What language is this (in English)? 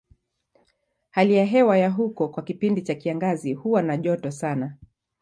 Swahili